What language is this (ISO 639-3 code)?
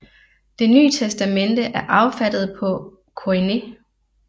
dan